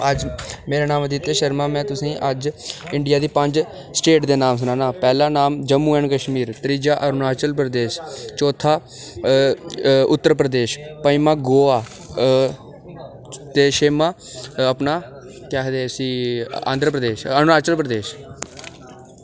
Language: Dogri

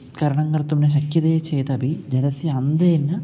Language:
Sanskrit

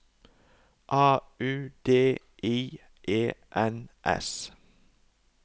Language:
Norwegian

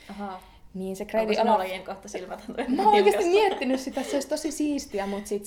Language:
Finnish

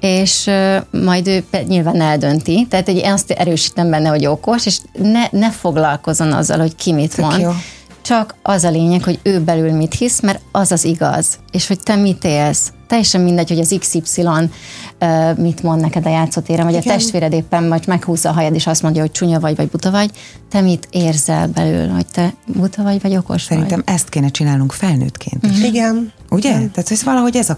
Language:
Hungarian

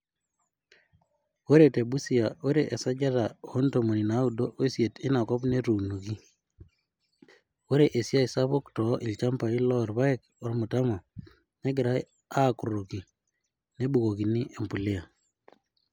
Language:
Masai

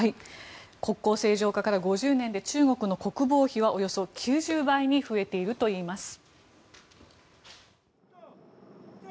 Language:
Japanese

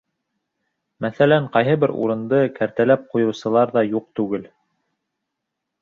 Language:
Bashkir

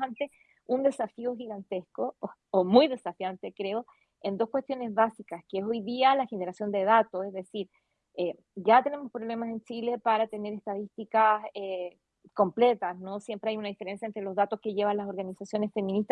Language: Spanish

